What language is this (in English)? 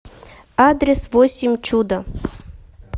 Russian